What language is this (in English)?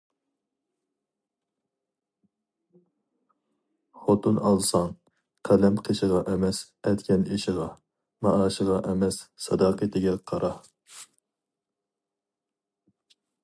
Uyghur